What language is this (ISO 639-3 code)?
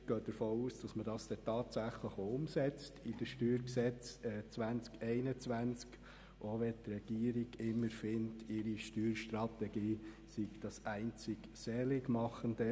gsw